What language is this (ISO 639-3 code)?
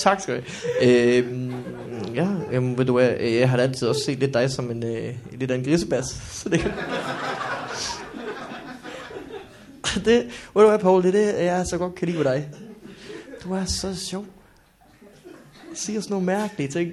dan